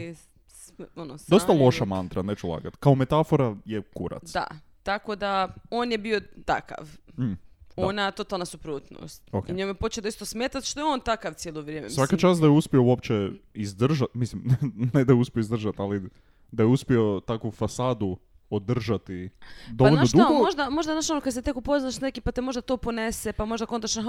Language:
Croatian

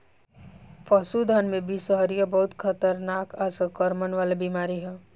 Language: Bhojpuri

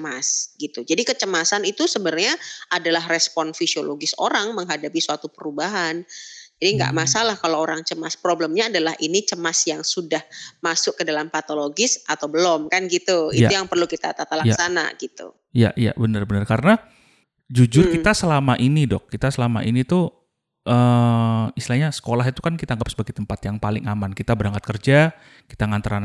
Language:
Indonesian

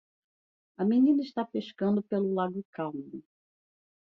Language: Portuguese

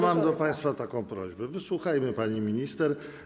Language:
Polish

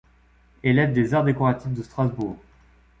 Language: French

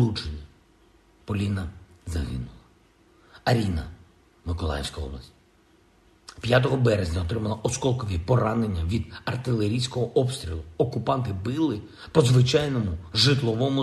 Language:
Ukrainian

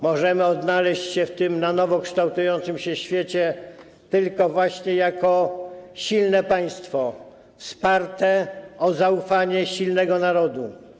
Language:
Polish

